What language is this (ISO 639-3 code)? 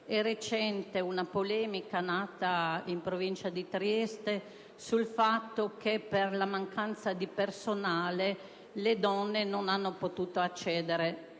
ita